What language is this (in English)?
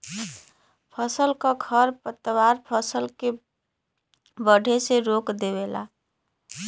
Bhojpuri